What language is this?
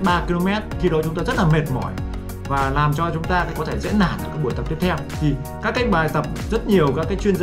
Vietnamese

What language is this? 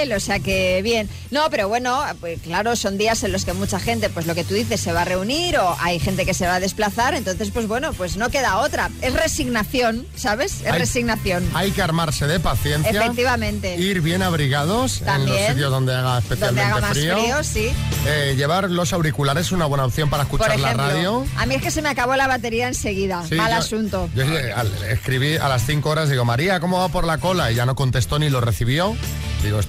Spanish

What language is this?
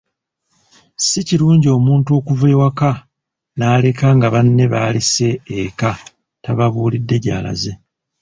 Ganda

